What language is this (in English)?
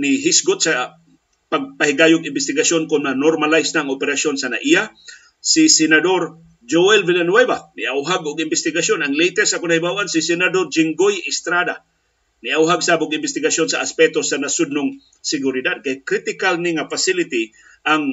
Filipino